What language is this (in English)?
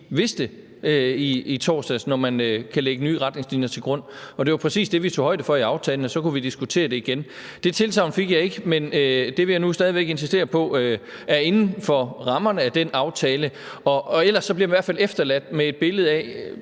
Danish